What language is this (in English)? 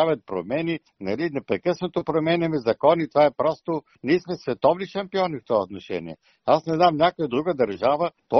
Bulgarian